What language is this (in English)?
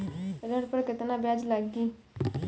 Bhojpuri